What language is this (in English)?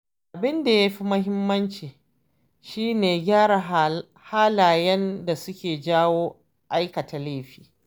Hausa